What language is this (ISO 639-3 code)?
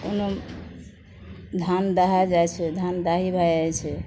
mai